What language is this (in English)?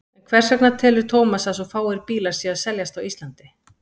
Icelandic